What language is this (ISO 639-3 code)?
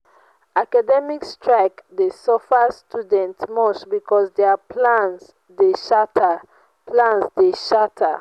pcm